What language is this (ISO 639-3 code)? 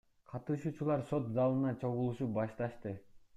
kir